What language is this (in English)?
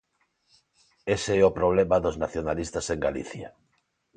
Galician